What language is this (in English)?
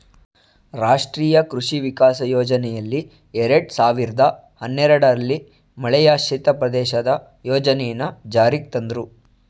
Kannada